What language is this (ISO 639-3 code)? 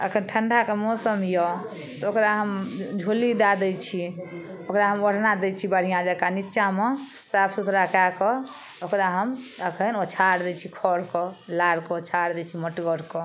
mai